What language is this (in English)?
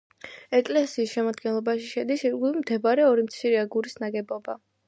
Georgian